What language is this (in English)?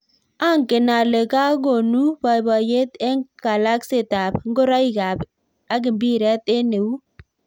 Kalenjin